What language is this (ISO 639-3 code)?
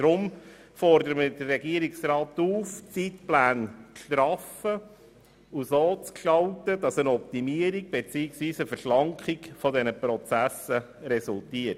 gsw